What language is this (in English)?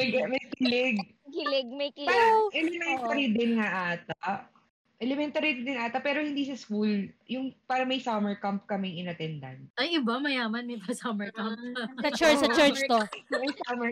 Filipino